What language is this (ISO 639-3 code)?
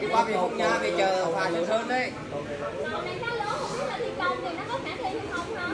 vie